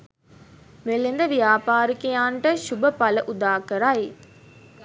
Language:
Sinhala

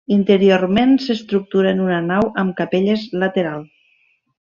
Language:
Catalan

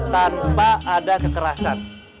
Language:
Indonesian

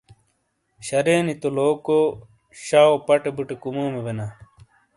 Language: Shina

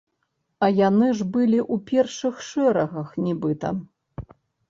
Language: Belarusian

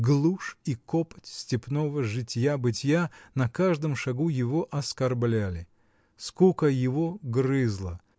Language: Russian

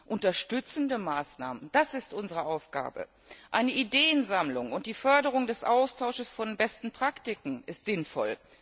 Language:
German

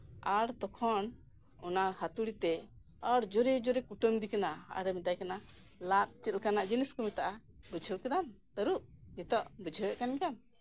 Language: Santali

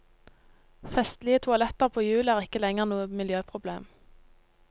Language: Norwegian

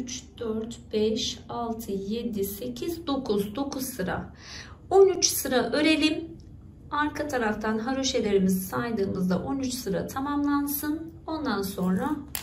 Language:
Turkish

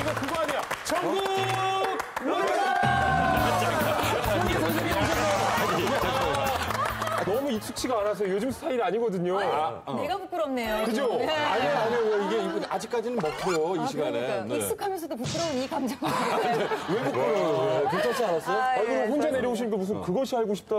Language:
Korean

